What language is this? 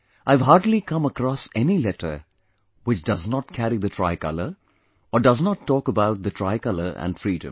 English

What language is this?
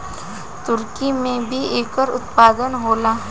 Bhojpuri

